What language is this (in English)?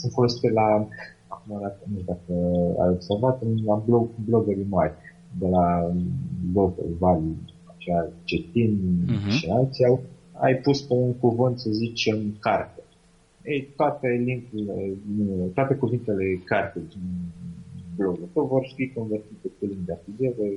Romanian